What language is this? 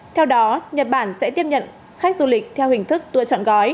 Vietnamese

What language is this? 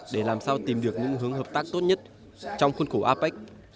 Vietnamese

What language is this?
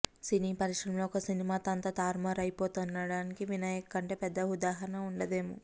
Telugu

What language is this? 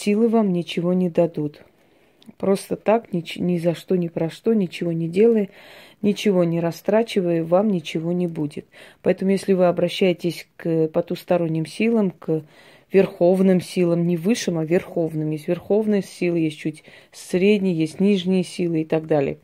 Russian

